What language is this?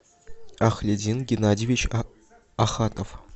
Russian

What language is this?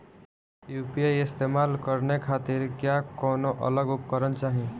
Bhojpuri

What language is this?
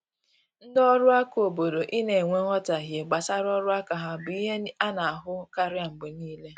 Igbo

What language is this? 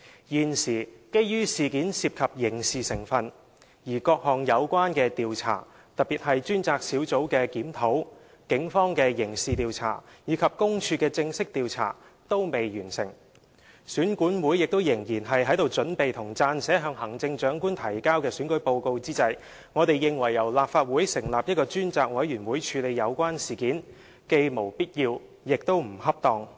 Cantonese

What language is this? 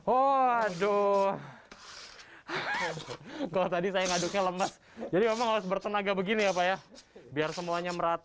Indonesian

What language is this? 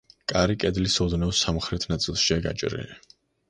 Georgian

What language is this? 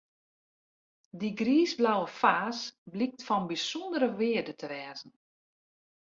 Western Frisian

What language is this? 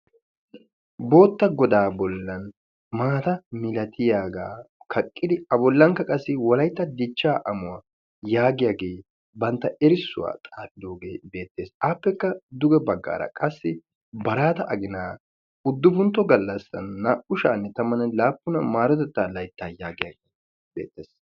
Wolaytta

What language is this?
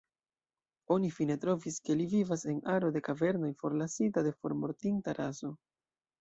Esperanto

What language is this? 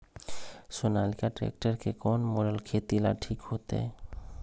Magahi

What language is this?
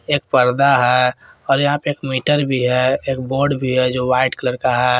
Hindi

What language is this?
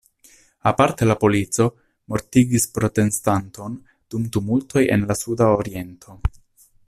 Esperanto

